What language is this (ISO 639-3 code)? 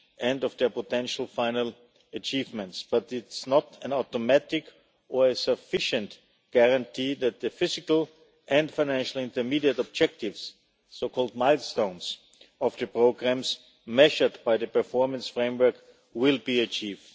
eng